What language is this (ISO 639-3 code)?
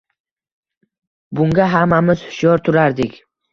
uzb